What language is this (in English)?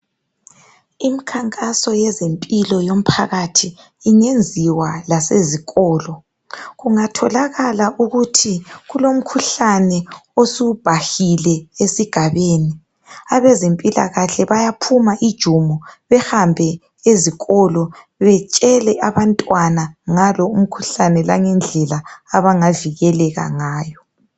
North Ndebele